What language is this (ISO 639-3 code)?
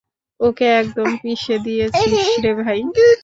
ben